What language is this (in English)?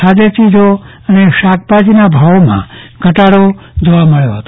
Gujarati